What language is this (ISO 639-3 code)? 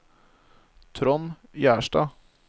nor